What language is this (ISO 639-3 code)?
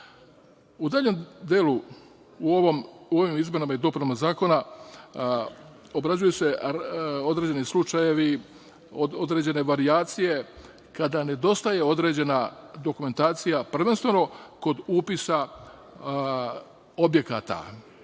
srp